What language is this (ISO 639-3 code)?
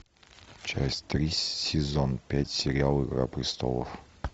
rus